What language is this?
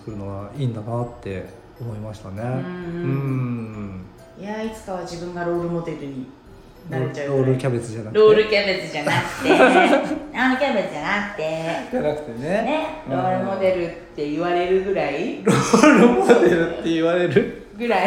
Japanese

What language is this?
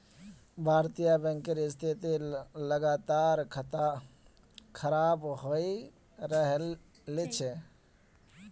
Magahi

